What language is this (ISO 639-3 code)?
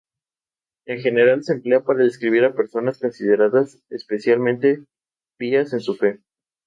spa